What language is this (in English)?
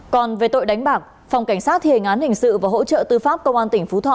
Vietnamese